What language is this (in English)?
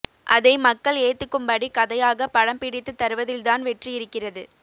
Tamil